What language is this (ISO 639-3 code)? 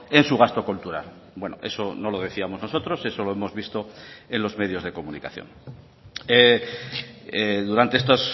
spa